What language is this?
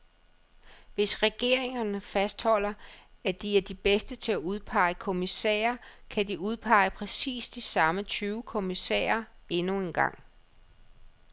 Danish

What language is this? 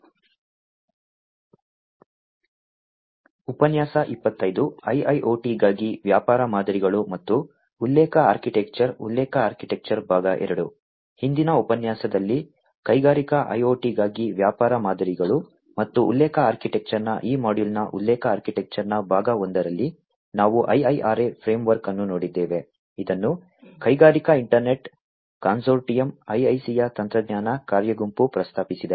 Kannada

